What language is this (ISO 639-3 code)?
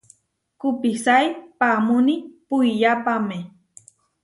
var